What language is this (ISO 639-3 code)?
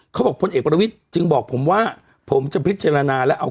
tha